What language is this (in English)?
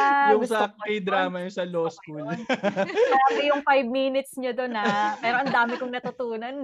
Filipino